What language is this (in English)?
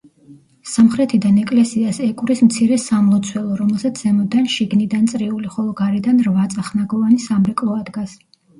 Georgian